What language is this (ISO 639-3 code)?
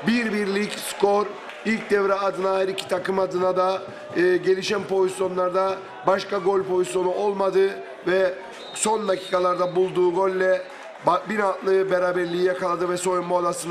tur